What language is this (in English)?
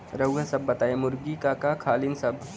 Bhojpuri